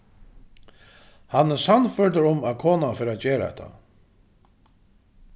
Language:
Faroese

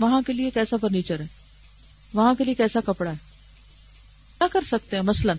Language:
Urdu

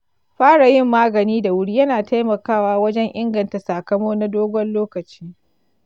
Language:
Hausa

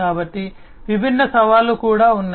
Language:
Telugu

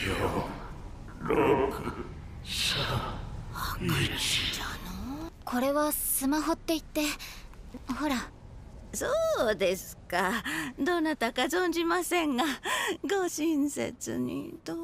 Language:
Japanese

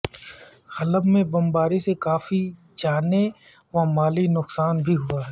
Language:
Urdu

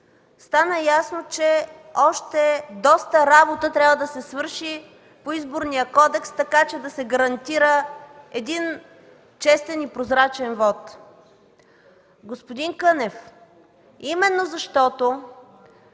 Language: Bulgarian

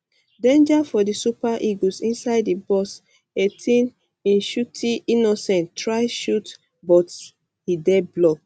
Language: Nigerian Pidgin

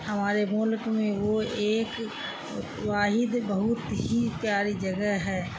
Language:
Urdu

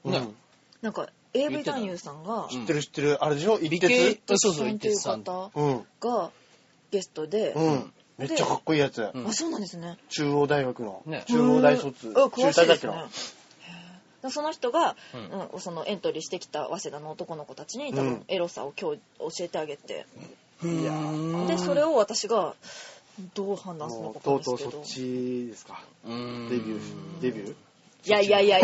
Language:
Japanese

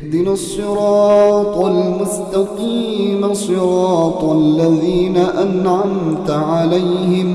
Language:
Arabic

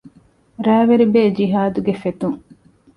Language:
Divehi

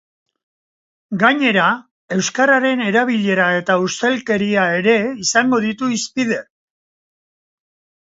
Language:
Basque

